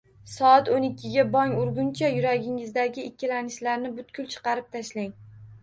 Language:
Uzbek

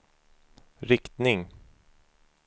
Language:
Swedish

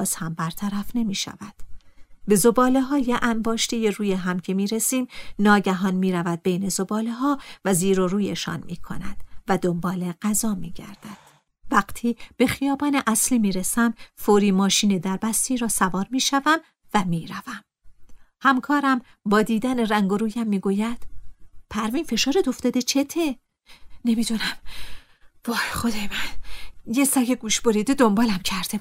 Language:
Persian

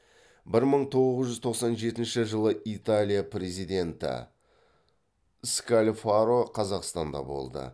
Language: Kazakh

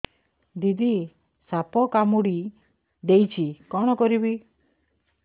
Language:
Odia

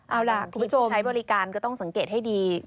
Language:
Thai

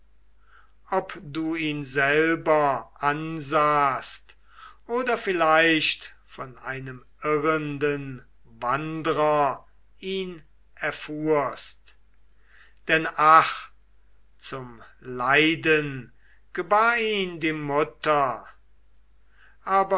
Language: German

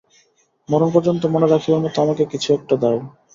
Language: Bangla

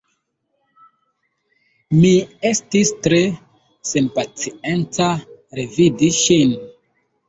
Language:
Esperanto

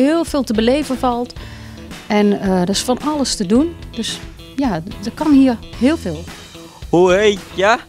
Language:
Dutch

